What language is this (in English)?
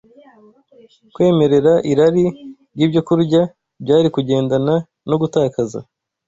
Kinyarwanda